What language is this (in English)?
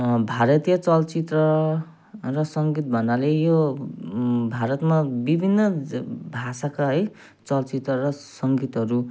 Nepali